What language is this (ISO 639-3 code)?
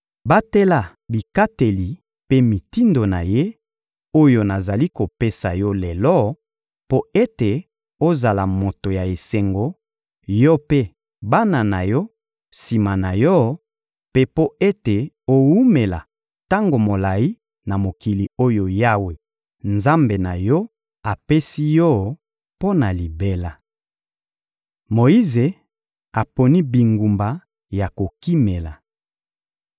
lin